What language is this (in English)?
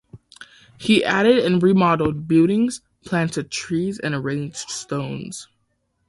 English